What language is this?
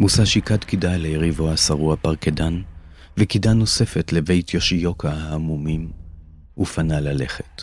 Hebrew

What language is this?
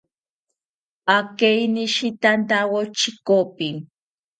South Ucayali Ashéninka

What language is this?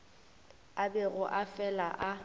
Northern Sotho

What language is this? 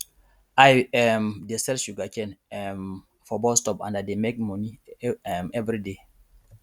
Nigerian Pidgin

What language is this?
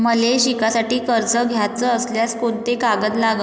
Marathi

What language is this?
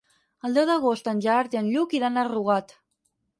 Catalan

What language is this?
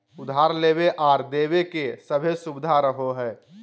Magahi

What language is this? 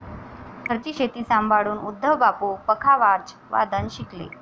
Marathi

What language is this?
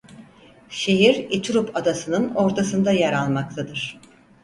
Turkish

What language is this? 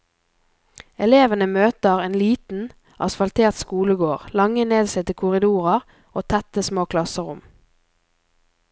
Norwegian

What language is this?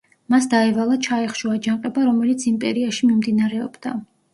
Georgian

